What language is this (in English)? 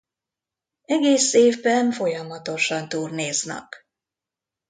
Hungarian